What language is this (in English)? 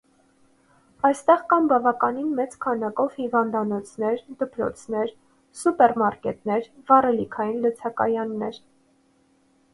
Armenian